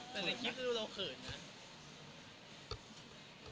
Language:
Thai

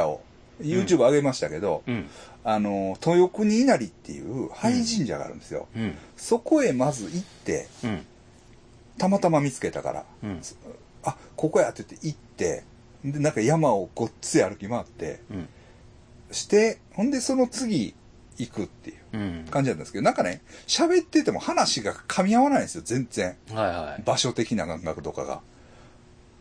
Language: Japanese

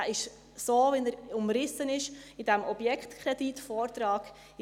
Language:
Swiss German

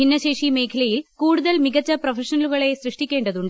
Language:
Malayalam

